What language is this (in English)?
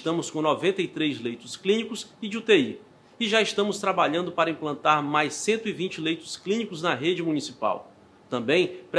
Portuguese